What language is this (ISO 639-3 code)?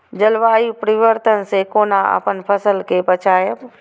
mai